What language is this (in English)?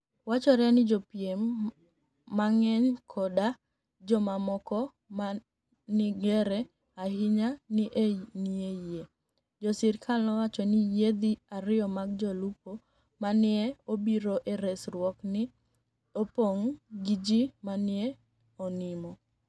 Luo (Kenya and Tanzania)